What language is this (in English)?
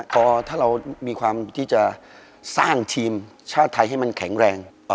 Thai